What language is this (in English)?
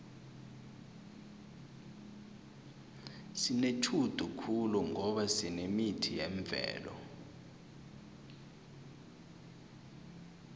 South Ndebele